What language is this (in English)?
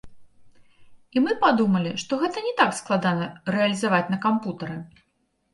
Belarusian